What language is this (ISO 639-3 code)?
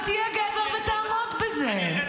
heb